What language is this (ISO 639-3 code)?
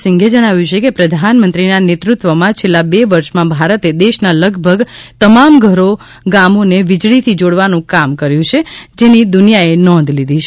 guj